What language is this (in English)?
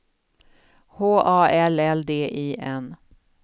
Swedish